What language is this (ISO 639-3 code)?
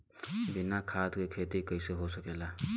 bho